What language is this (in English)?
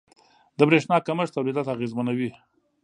Pashto